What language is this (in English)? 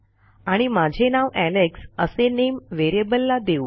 Marathi